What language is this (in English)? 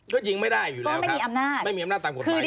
Thai